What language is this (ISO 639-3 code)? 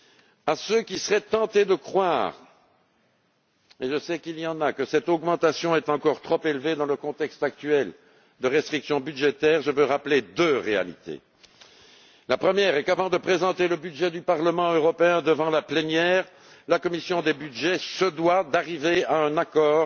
fra